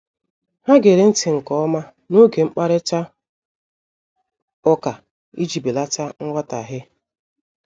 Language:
Igbo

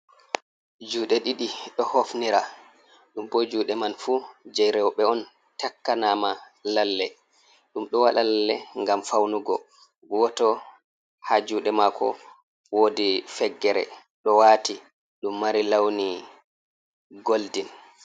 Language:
Fula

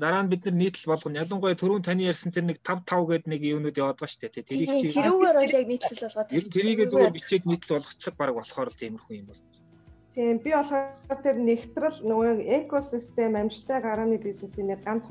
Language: Russian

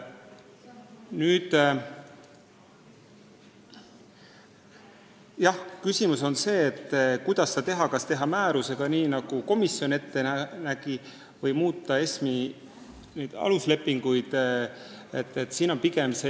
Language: Estonian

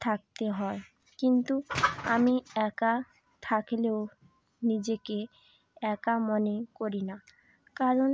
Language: Bangla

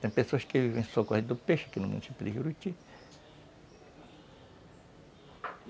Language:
Portuguese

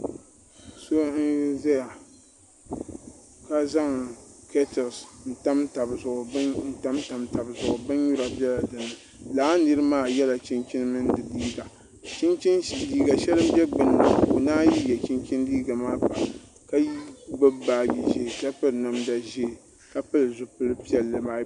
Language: Dagbani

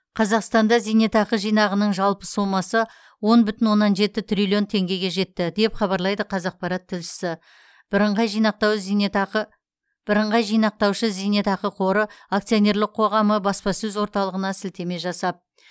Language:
Kazakh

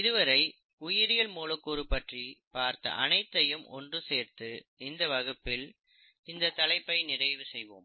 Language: Tamil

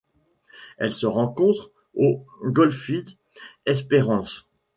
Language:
French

